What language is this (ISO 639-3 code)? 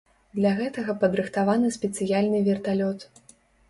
bel